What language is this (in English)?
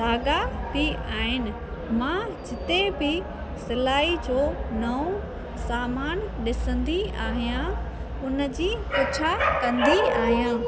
Sindhi